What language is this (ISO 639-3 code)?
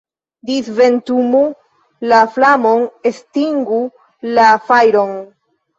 epo